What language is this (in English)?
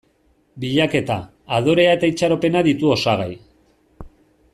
Basque